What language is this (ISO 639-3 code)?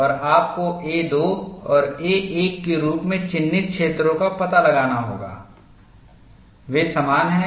hin